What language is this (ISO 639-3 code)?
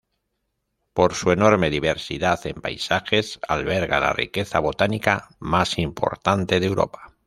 spa